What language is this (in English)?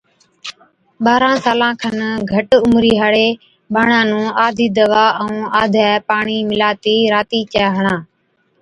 Od